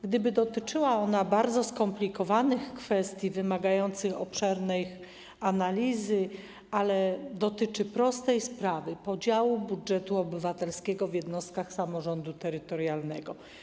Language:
Polish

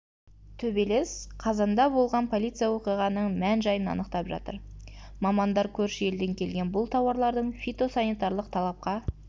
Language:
Kazakh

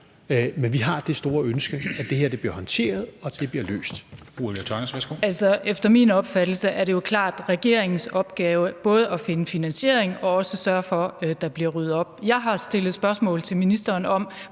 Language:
Danish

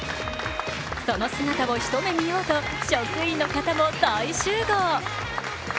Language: Japanese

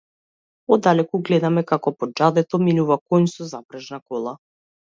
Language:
Macedonian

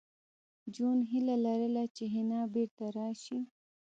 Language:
Pashto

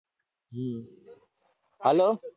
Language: Gujarati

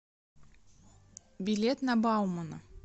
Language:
Russian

